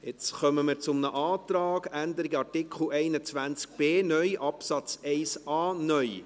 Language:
Swiss German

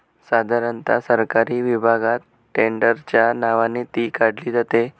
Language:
Marathi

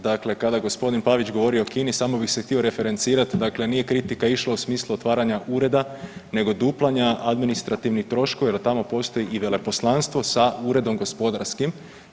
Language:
Croatian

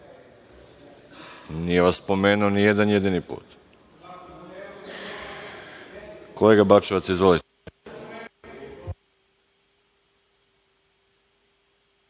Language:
Serbian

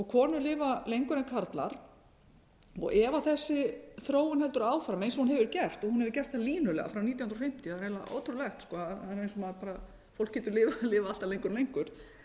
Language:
Icelandic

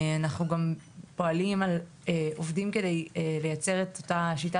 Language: Hebrew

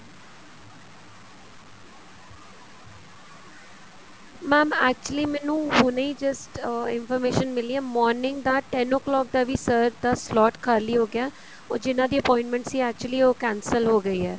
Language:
Punjabi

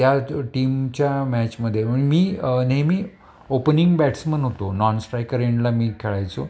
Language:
Marathi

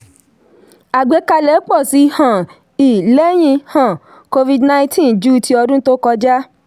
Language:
Yoruba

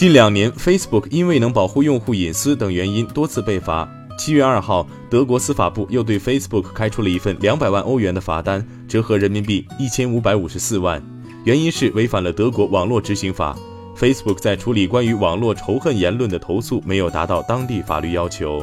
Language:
Chinese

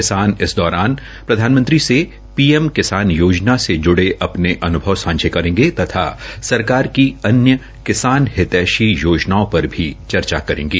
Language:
Hindi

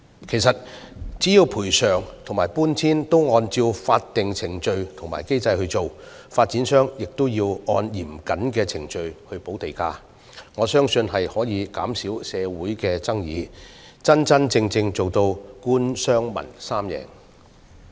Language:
Cantonese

